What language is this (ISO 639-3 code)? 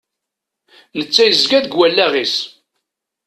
kab